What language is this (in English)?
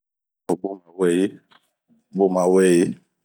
Bomu